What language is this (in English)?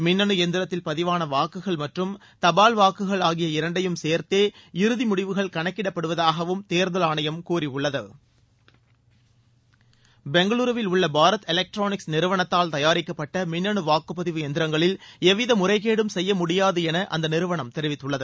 Tamil